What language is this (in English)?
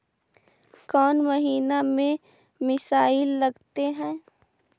Magahi